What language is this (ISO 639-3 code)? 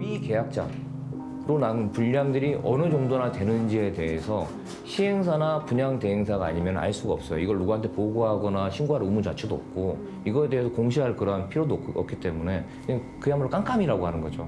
kor